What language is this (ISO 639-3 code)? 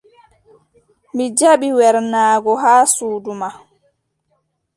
fub